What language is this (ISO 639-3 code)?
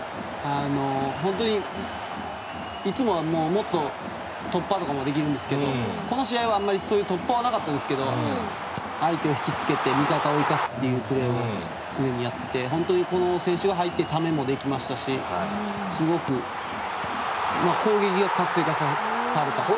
jpn